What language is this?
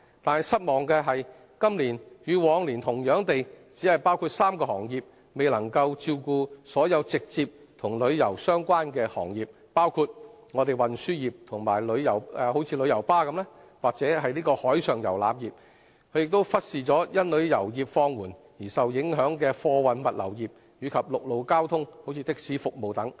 Cantonese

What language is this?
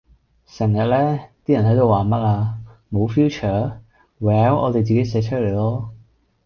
Cantonese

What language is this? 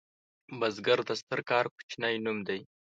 Pashto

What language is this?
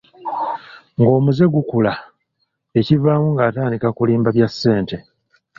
Ganda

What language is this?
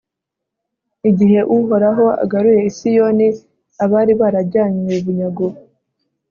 Kinyarwanda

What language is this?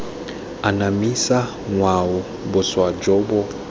Tswana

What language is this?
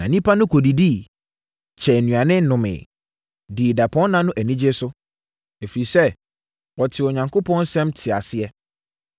Akan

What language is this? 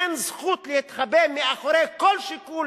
Hebrew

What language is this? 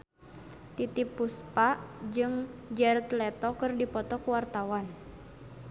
Sundanese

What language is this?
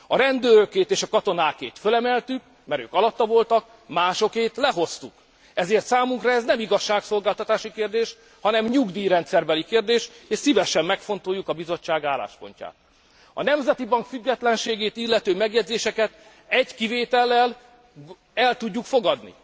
Hungarian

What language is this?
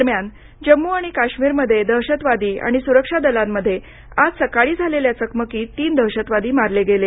Marathi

